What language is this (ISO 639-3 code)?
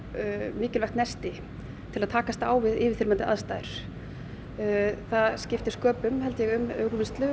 isl